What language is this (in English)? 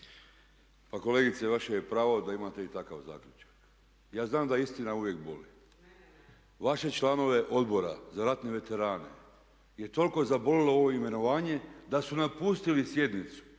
Croatian